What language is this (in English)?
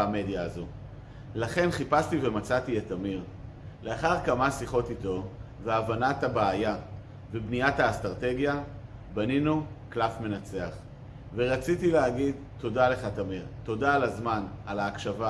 Hebrew